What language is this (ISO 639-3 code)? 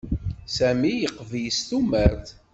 kab